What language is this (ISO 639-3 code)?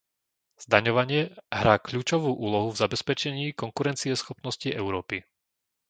slk